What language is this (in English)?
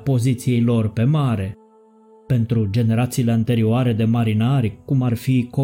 Romanian